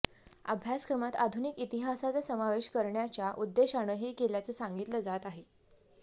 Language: Marathi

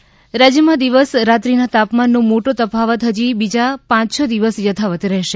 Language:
Gujarati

